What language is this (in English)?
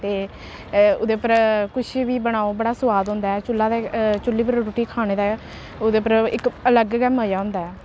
Dogri